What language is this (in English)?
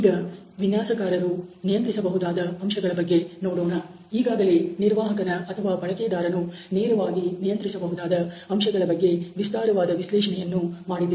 Kannada